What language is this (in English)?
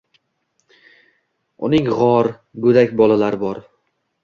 Uzbek